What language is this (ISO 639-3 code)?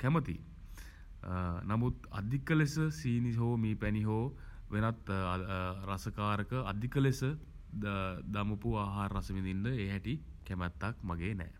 sin